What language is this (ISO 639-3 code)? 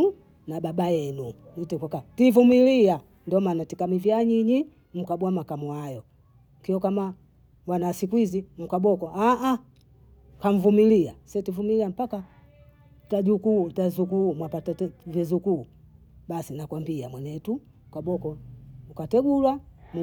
bou